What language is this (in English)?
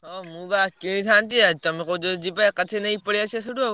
Odia